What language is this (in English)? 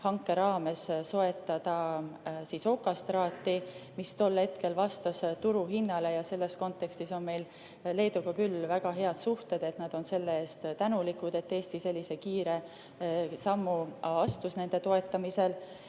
Estonian